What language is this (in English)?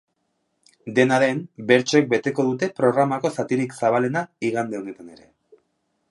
Basque